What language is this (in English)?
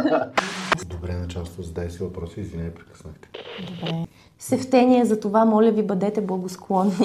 Bulgarian